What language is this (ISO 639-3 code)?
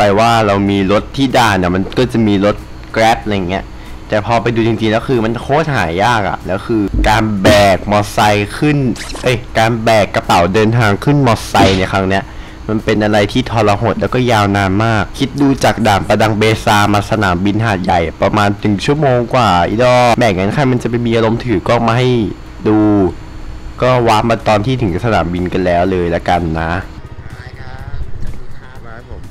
tha